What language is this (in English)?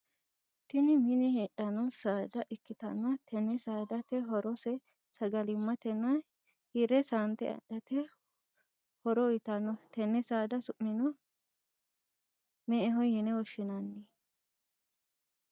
Sidamo